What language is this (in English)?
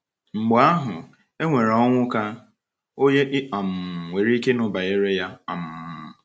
Igbo